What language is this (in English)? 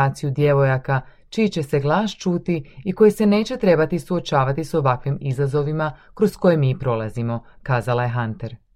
Croatian